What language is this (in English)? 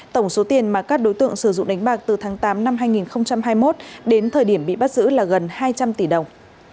Vietnamese